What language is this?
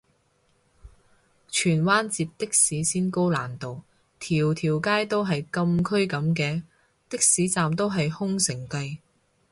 Cantonese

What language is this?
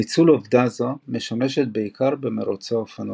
Hebrew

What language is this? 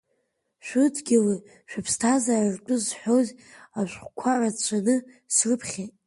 Abkhazian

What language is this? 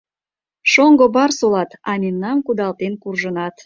Mari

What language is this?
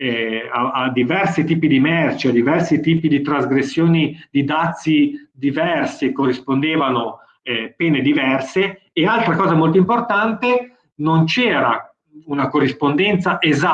Italian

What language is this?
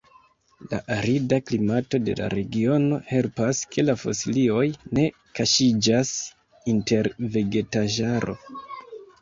Esperanto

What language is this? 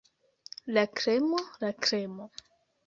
Esperanto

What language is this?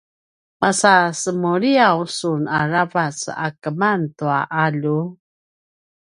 Paiwan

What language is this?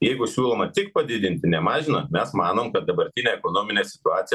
Lithuanian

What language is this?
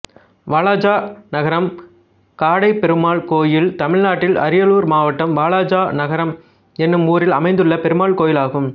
Tamil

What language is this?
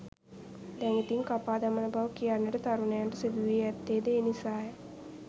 Sinhala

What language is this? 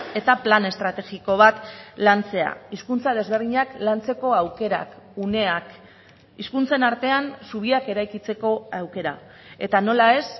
Basque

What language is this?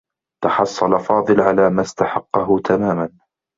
Arabic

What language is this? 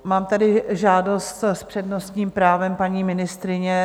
Czech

